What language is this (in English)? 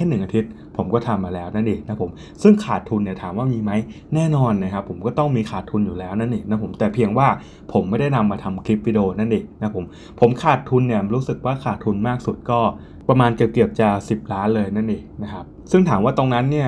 Thai